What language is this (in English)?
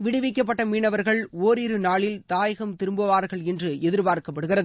Tamil